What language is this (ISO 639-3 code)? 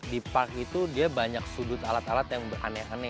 ind